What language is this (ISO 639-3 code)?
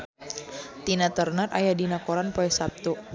sun